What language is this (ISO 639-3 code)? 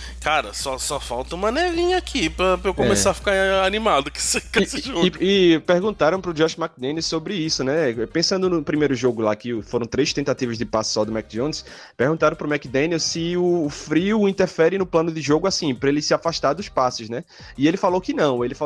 por